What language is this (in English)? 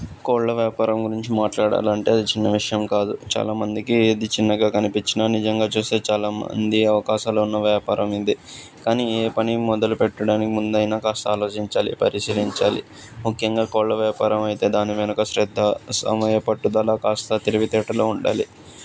Telugu